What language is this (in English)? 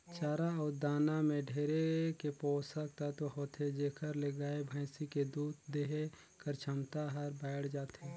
Chhattisgarhi